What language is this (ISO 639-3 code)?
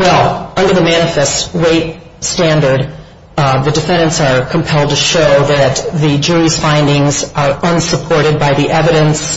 eng